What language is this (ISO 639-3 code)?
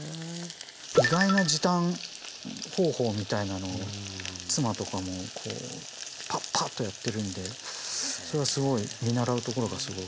jpn